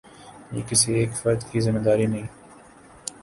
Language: Urdu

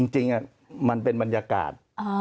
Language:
Thai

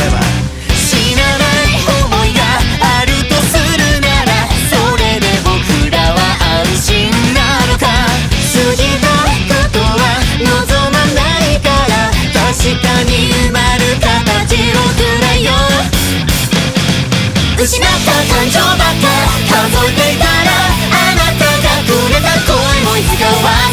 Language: Japanese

